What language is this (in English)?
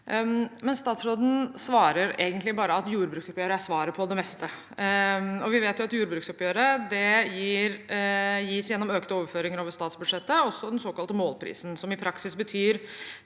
Norwegian